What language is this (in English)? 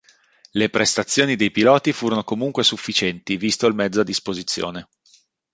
Italian